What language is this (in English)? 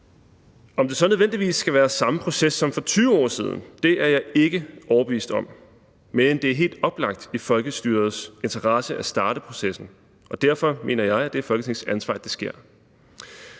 Danish